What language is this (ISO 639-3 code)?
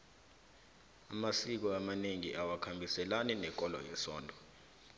nbl